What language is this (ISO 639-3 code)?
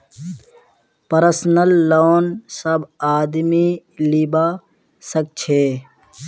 mag